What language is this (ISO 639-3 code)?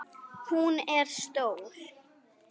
isl